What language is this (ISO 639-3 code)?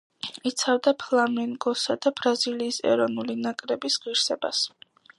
kat